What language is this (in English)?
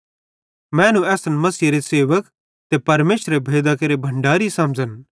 Bhadrawahi